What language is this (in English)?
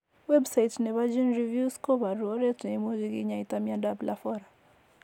Kalenjin